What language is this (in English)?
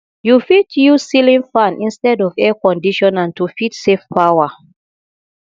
Nigerian Pidgin